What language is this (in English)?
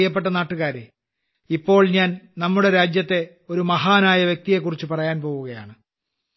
Malayalam